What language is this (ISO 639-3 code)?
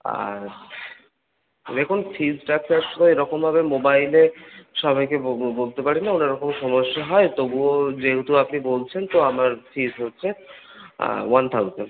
ben